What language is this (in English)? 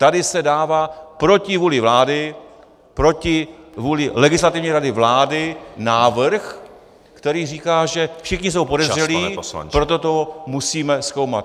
Czech